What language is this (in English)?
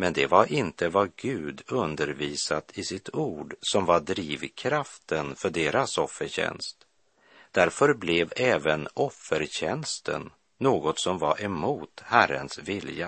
Swedish